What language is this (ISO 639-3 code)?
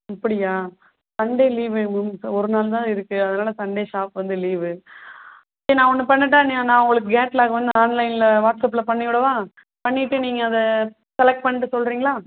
tam